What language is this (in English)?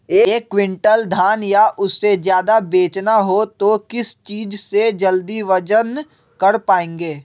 Magahi